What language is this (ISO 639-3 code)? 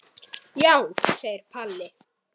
isl